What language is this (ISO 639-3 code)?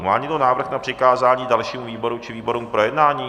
ces